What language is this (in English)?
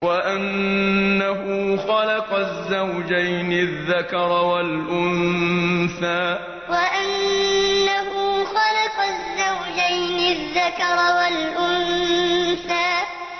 Arabic